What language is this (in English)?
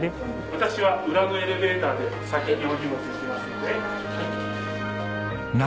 Japanese